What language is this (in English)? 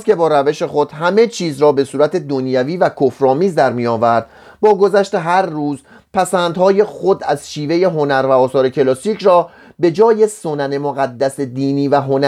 Persian